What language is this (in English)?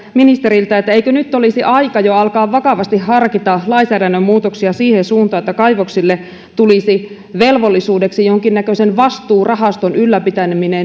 Finnish